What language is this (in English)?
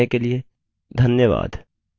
Hindi